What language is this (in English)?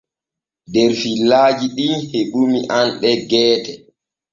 Borgu Fulfulde